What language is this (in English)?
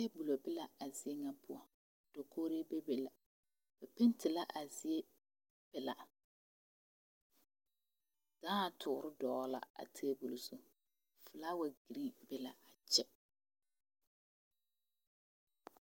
Southern Dagaare